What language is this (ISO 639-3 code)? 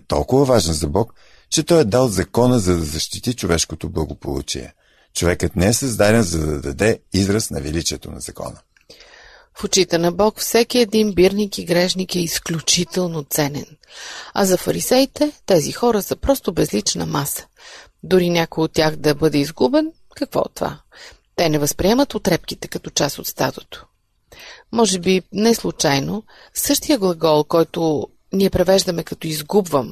bul